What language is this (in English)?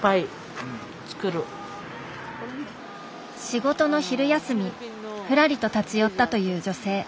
Japanese